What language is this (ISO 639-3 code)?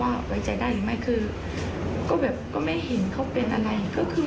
tha